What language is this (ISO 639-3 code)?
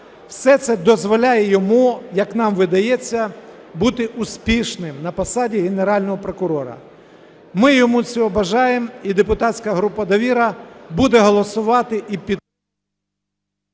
ukr